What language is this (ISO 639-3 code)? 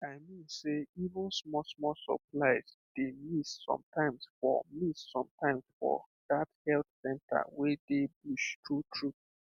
pcm